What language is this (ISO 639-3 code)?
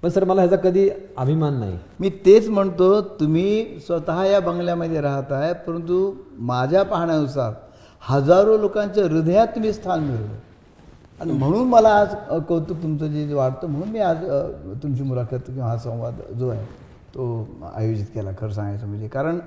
mar